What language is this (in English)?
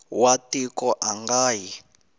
Tsonga